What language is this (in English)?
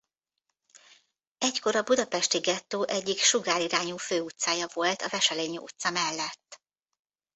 Hungarian